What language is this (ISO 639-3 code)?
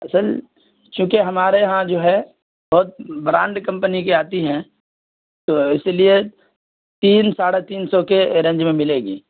urd